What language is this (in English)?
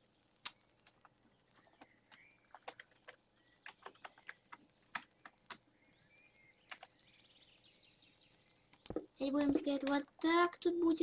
Russian